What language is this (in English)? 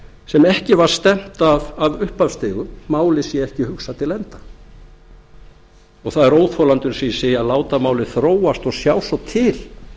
Icelandic